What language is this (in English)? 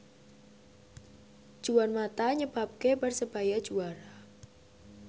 Javanese